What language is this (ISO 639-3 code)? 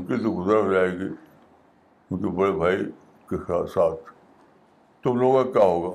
urd